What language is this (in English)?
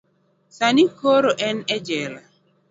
Luo (Kenya and Tanzania)